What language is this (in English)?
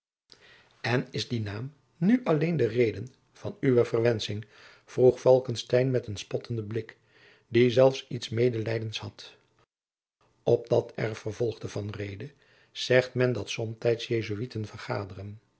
Dutch